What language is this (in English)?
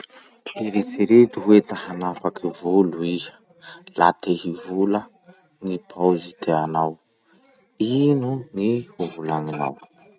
Masikoro Malagasy